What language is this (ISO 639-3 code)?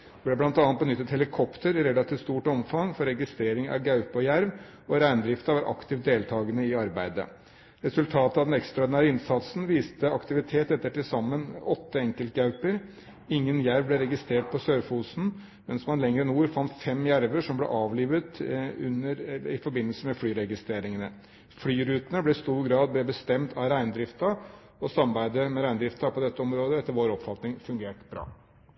nob